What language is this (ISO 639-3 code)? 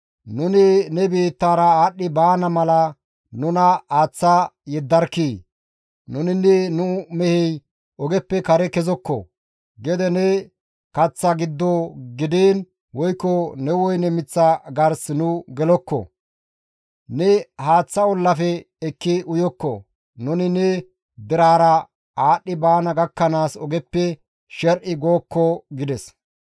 gmv